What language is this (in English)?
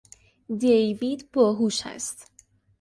Persian